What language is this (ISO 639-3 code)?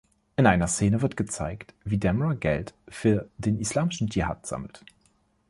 deu